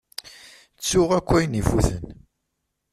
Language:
Kabyle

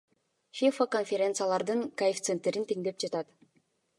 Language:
Kyrgyz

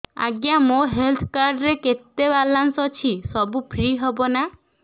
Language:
Odia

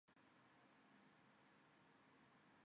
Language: Chinese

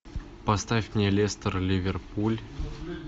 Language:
Russian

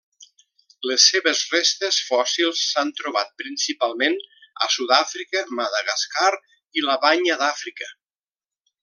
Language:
Catalan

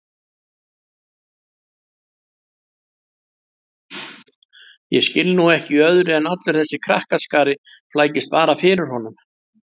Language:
Icelandic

